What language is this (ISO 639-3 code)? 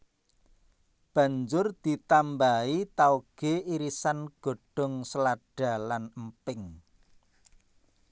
jav